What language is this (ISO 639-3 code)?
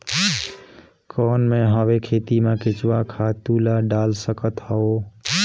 hne